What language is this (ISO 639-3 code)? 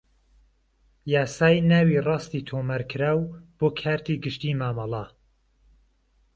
ckb